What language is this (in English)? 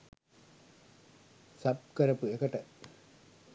Sinhala